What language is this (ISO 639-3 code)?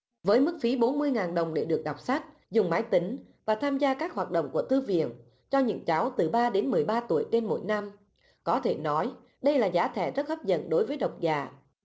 vie